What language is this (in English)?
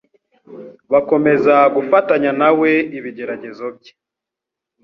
Kinyarwanda